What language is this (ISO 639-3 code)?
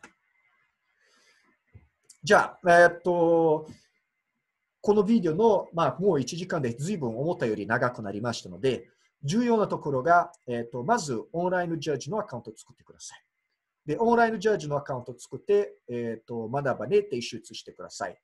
jpn